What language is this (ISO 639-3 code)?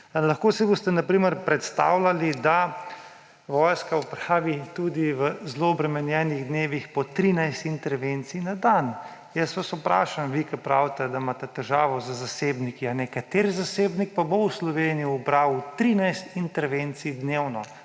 slv